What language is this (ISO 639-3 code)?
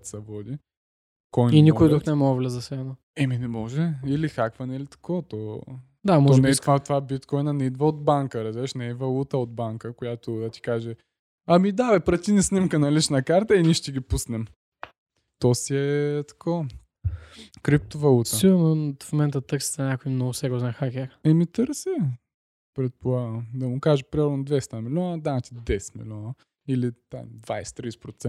bul